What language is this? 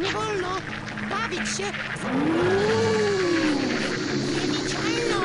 Polish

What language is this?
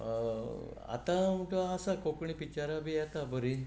Konkani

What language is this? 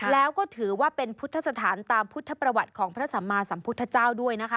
Thai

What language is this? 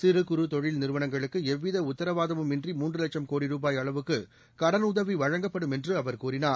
Tamil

